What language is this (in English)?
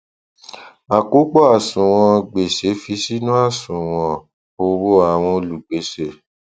Yoruba